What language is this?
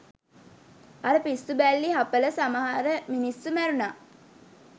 Sinhala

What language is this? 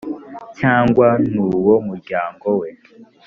Kinyarwanda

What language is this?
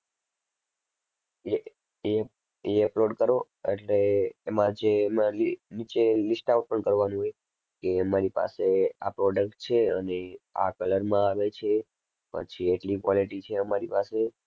Gujarati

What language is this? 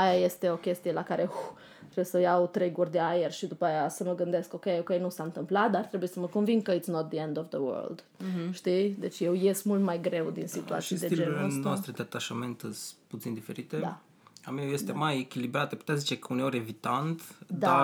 Romanian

